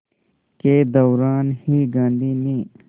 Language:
Hindi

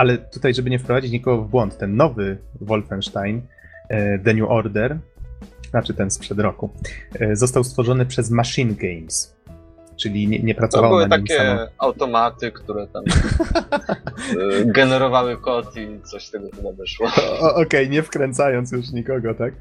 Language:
Polish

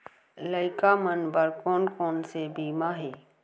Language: Chhattisgarhi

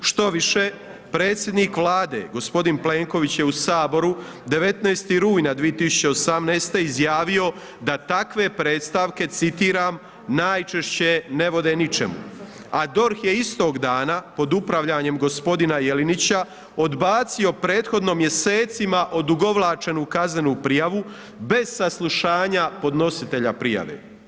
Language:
Croatian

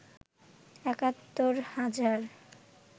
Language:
Bangla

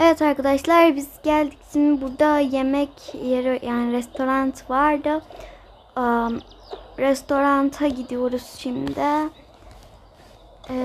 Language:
Turkish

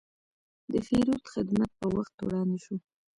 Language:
Pashto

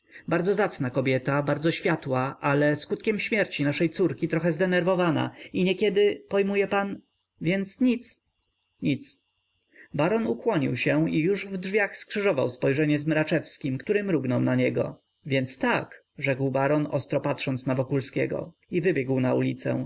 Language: Polish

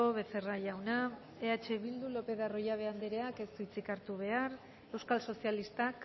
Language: Basque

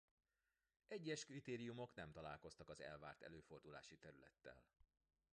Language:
Hungarian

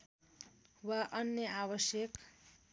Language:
Nepali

